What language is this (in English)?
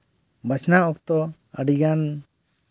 Santali